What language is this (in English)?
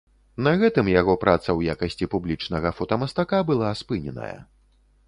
Belarusian